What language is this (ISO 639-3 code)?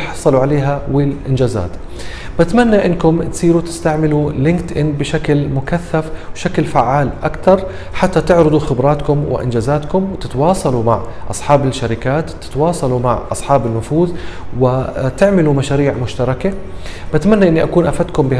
ara